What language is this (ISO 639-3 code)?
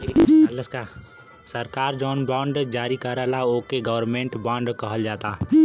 bho